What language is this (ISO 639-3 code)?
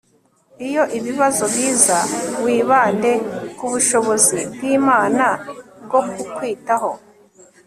kin